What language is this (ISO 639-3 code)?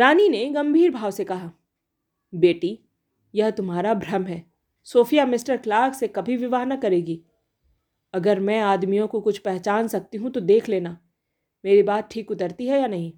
hin